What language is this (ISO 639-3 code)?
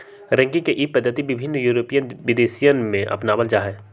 mag